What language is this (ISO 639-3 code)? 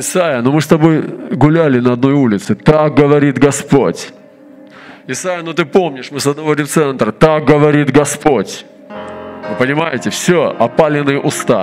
rus